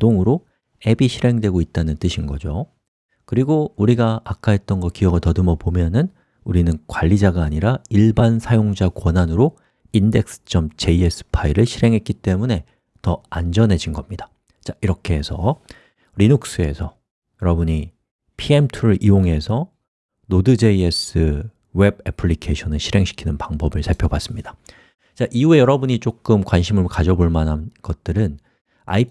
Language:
Korean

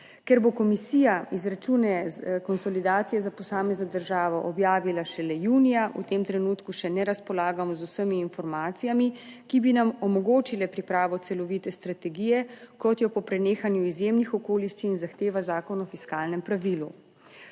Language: Slovenian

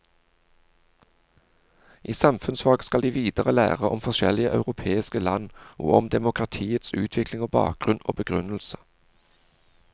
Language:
Norwegian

